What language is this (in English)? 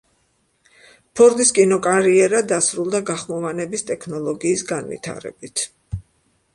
Georgian